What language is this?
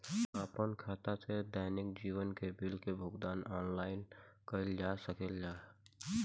Bhojpuri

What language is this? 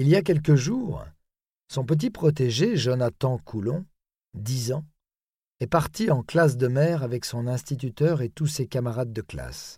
French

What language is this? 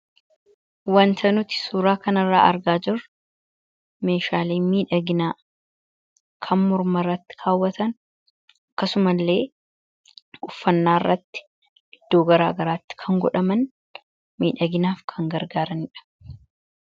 Oromo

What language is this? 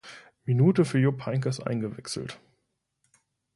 German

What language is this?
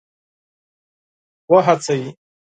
Pashto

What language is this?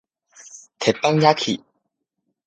Min Nan Chinese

